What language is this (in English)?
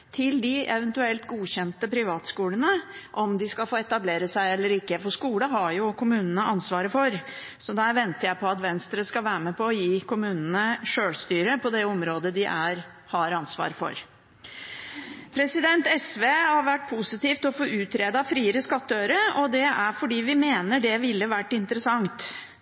Norwegian Bokmål